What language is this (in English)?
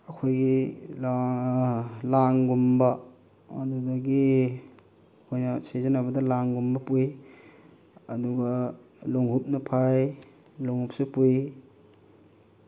Manipuri